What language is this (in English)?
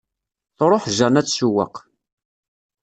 Kabyle